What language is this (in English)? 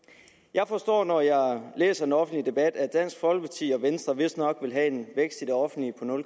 Danish